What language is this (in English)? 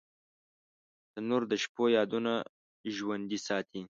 Pashto